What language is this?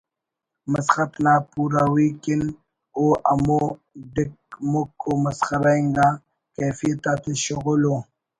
Brahui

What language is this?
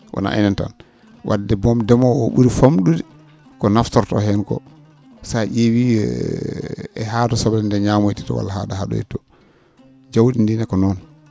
Fula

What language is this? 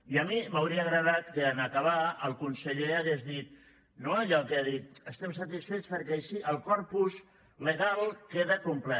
Catalan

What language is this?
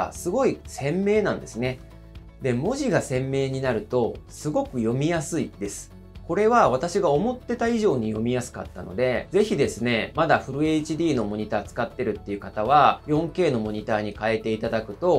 Japanese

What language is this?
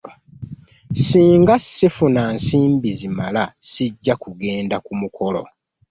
Ganda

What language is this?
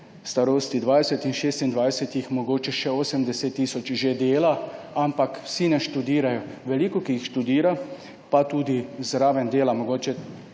Slovenian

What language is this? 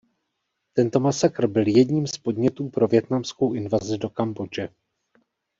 Czech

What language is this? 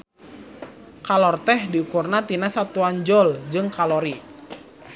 Sundanese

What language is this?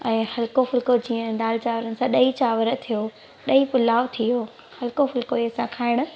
Sindhi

